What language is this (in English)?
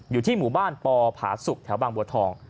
Thai